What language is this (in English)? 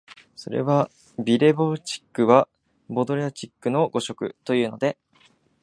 Japanese